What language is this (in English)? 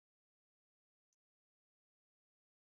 Bangla